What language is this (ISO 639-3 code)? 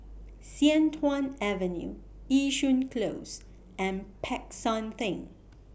eng